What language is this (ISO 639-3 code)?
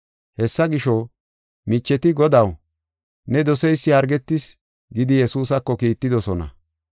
gof